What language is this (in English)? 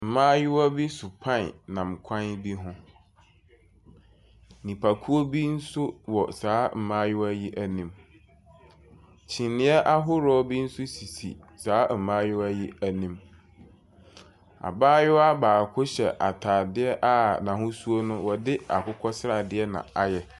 Akan